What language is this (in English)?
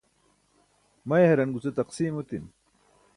Burushaski